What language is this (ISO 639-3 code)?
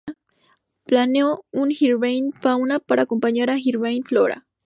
spa